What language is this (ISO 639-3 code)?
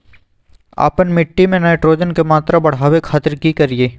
mag